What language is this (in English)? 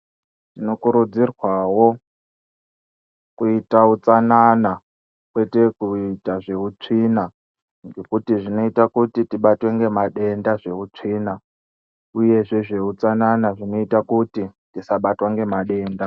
Ndau